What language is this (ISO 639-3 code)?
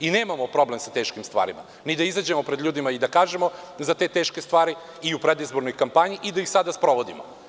srp